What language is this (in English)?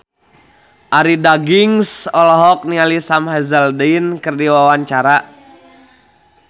Sundanese